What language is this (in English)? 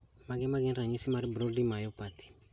Luo (Kenya and Tanzania)